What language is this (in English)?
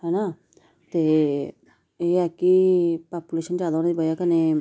Dogri